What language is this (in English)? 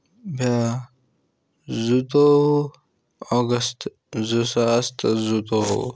Kashmiri